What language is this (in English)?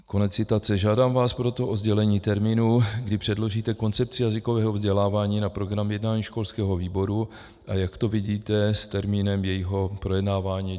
Czech